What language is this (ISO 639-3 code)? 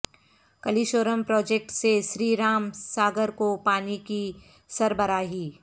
urd